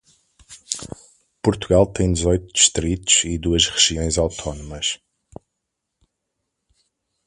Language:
Portuguese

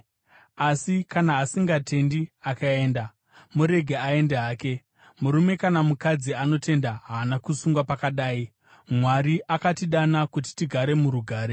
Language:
Shona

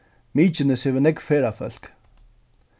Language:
Faroese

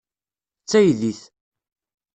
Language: Kabyle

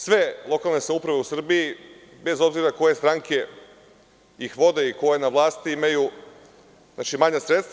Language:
Serbian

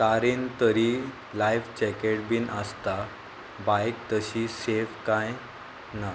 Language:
Konkani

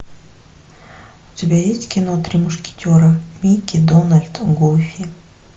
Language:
Russian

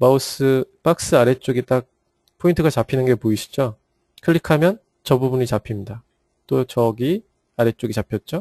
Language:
Korean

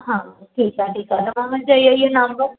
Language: Sindhi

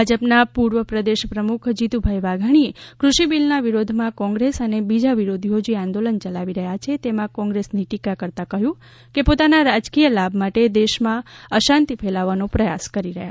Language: Gujarati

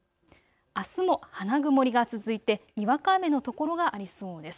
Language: Japanese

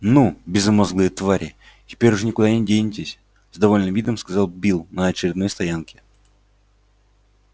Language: Russian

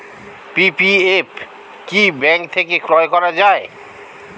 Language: Bangla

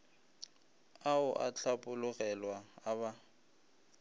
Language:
Northern Sotho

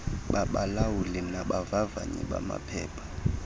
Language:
Xhosa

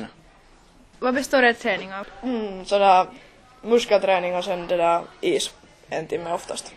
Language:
Swedish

